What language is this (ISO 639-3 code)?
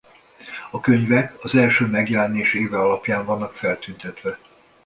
hun